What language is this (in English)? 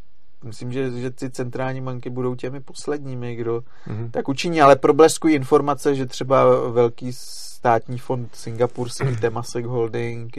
Czech